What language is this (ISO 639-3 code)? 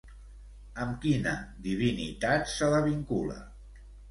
cat